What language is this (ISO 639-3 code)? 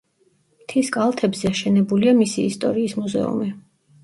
kat